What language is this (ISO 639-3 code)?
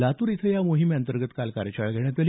mar